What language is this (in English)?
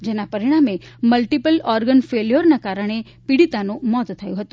Gujarati